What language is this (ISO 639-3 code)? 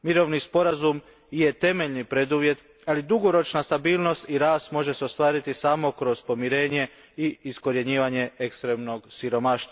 hrv